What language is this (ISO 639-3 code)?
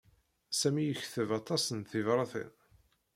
kab